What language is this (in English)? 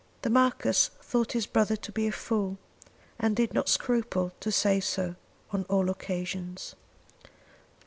English